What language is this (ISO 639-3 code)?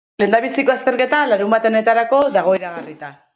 eus